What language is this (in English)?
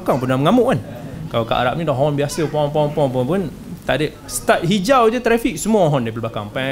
Malay